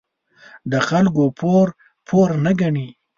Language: Pashto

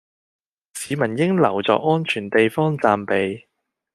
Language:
Cantonese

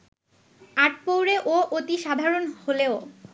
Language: Bangla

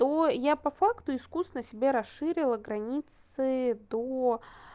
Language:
Russian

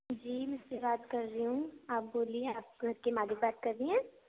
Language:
Urdu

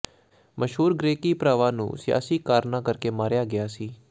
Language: Punjabi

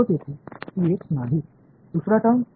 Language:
Marathi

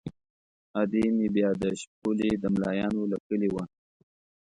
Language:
Pashto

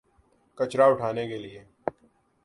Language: Urdu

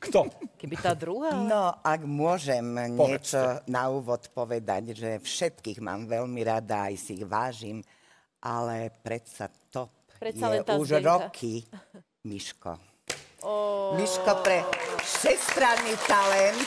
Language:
Slovak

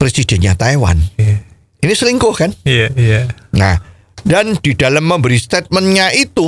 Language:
Indonesian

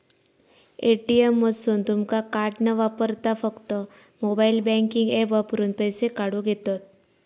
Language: Marathi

